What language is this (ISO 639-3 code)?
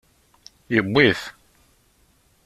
kab